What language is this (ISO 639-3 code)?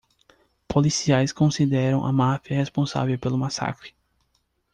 por